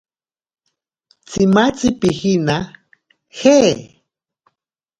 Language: Ashéninka Perené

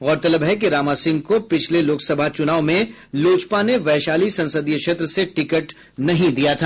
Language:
Hindi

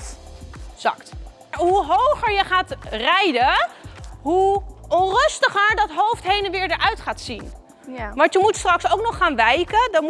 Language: Dutch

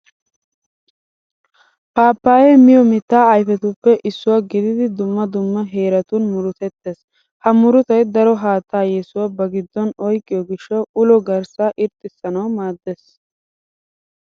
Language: Wolaytta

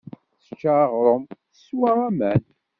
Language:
Kabyle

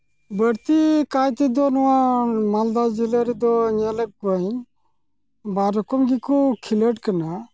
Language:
Santali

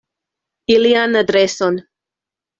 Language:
Esperanto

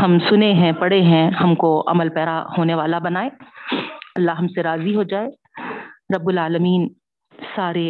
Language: Urdu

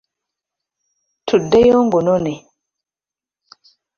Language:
Ganda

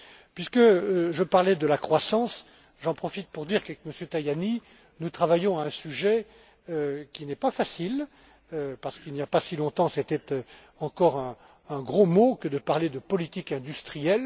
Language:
French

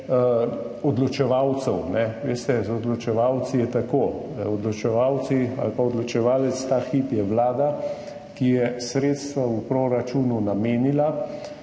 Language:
Slovenian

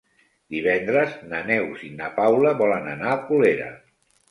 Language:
Catalan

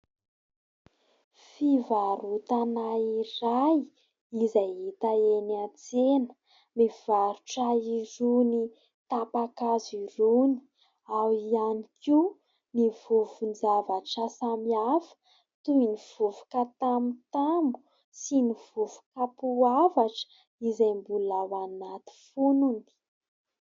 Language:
Malagasy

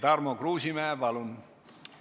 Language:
Estonian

